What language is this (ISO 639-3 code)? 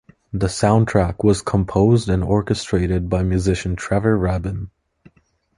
eng